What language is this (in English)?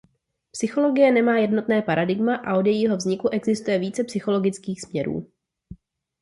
Czech